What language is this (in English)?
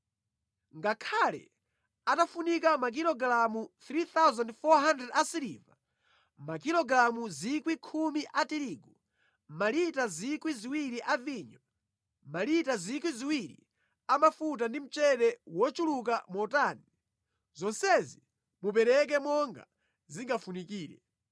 Nyanja